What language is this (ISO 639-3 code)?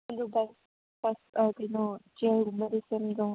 mni